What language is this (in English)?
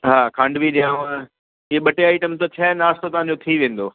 Sindhi